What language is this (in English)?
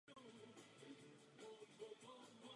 Czech